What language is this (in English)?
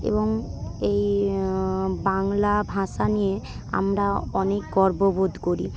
Bangla